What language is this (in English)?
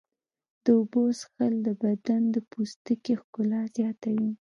Pashto